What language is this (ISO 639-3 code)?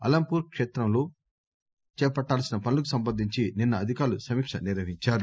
tel